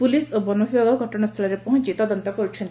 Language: Odia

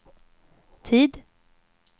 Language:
Swedish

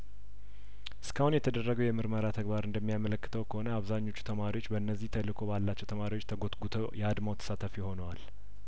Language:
Amharic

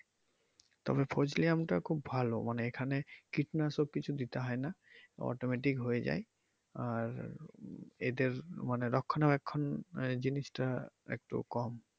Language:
Bangla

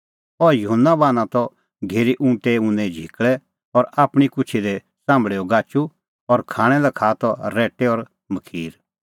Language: Kullu Pahari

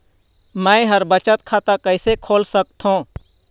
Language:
Chhattisgarhi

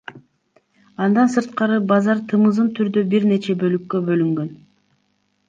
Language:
Kyrgyz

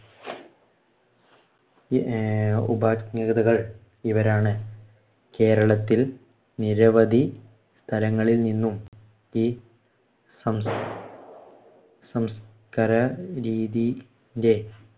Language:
Malayalam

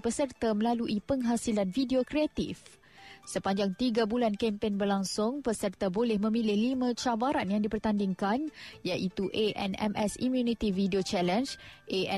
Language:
Malay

